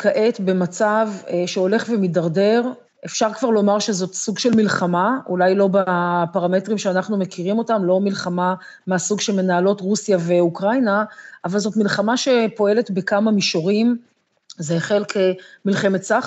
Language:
Hebrew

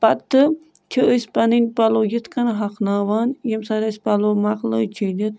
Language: Kashmiri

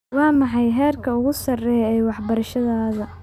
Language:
Somali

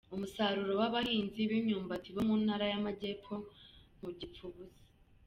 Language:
Kinyarwanda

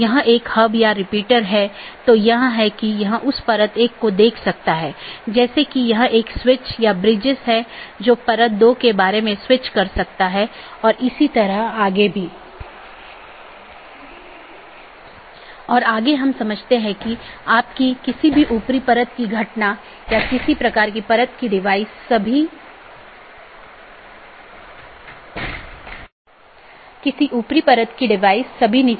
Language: Hindi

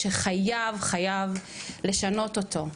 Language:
Hebrew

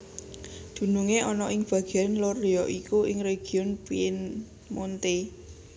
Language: Javanese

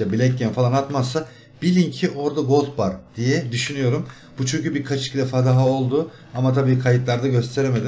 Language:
Turkish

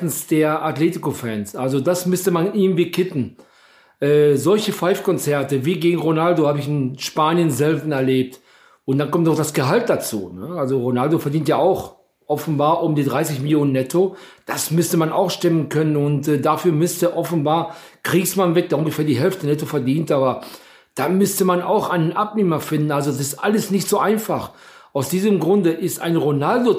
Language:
German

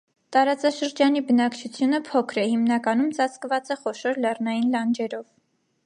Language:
Armenian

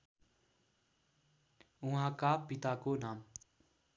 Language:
Nepali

